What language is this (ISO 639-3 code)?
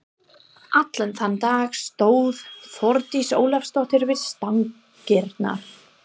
isl